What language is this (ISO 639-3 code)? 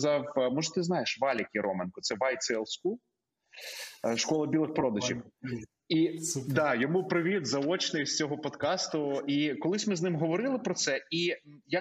ukr